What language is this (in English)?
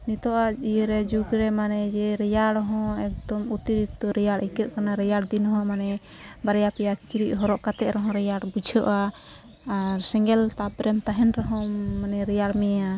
Santali